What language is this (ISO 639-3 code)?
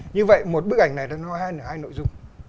vie